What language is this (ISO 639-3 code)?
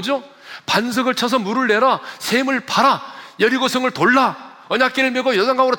kor